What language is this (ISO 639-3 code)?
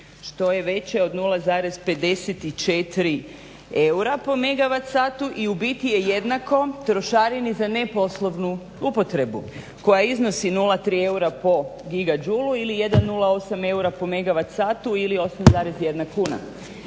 hrv